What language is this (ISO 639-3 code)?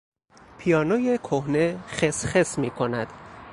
fas